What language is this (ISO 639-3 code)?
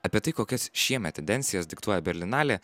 lit